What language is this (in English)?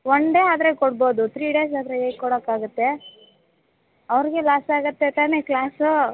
Kannada